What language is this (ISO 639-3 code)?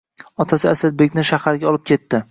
uzb